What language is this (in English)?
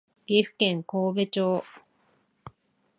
Japanese